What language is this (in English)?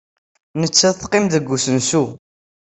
Kabyle